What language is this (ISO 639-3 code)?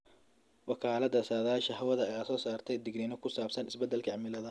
som